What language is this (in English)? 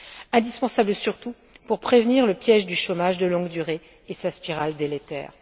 French